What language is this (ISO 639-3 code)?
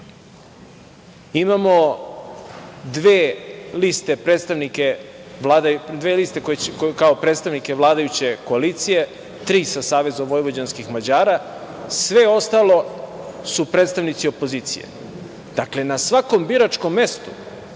srp